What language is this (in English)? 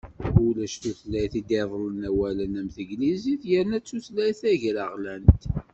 Kabyle